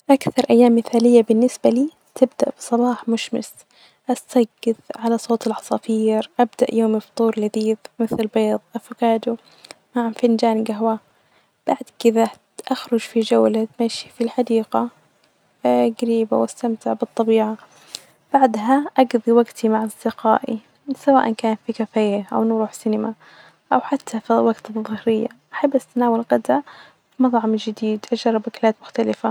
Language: Najdi Arabic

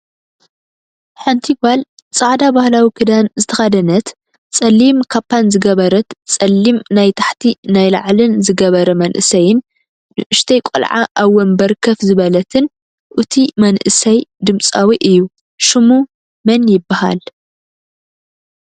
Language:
Tigrinya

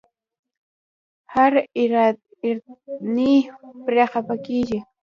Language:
Pashto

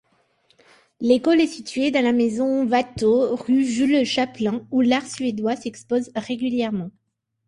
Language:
French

